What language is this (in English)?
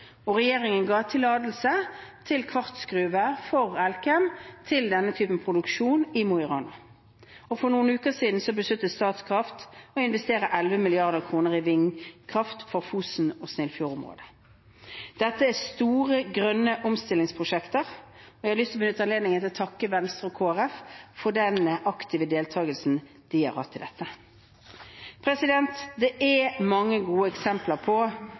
Norwegian Bokmål